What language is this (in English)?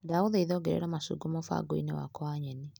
Kikuyu